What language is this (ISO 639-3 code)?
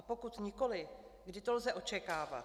ces